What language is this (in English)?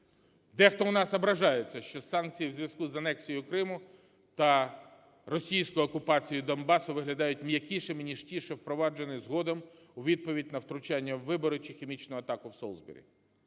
Ukrainian